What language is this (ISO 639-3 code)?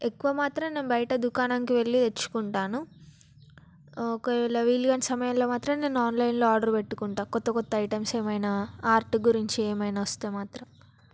tel